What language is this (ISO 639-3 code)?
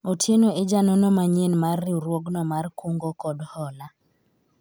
luo